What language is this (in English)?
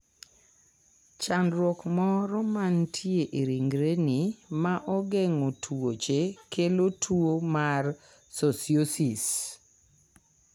Luo (Kenya and Tanzania)